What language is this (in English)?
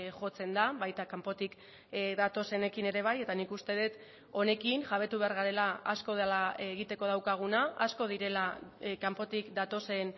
Basque